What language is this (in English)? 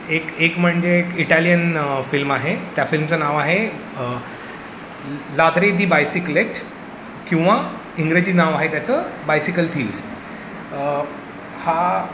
Marathi